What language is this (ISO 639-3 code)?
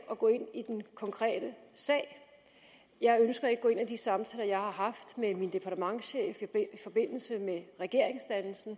dan